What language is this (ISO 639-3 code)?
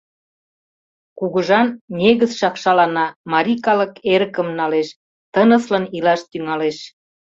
chm